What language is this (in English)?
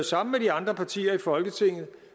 Danish